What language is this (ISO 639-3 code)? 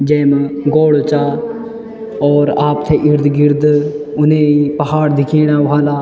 gbm